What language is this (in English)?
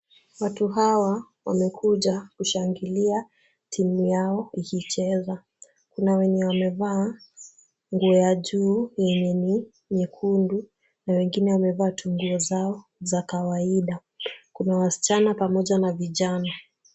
Swahili